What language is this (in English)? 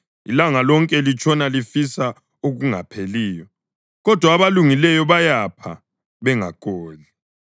North Ndebele